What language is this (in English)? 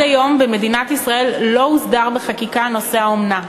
Hebrew